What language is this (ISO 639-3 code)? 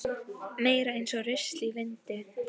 isl